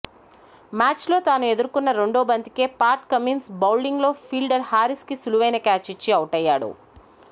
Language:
Telugu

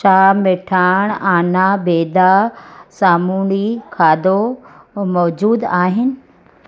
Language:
Sindhi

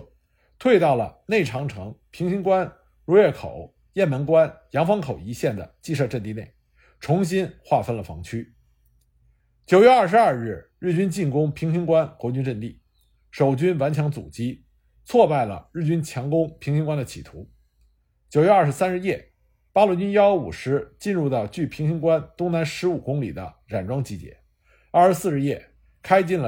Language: Chinese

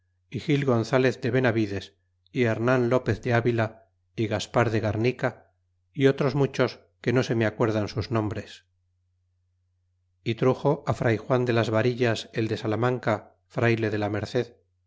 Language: Spanish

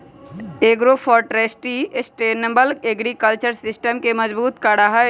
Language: Magahi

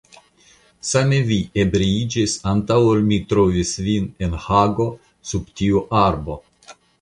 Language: Esperanto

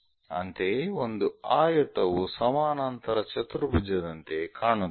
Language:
Kannada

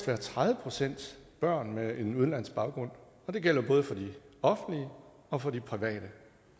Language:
Danish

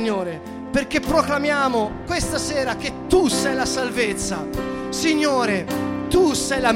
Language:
Italian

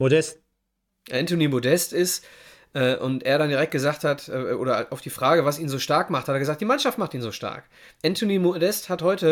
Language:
German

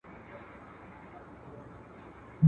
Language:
Pashto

